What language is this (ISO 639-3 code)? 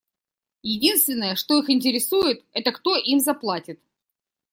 rus